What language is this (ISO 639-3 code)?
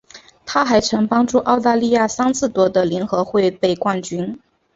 zho